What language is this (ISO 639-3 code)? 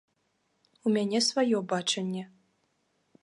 bel